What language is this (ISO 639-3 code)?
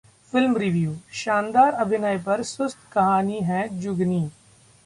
hin